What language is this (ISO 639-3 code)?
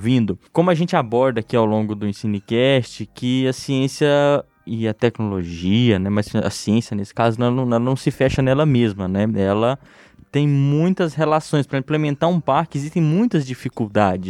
por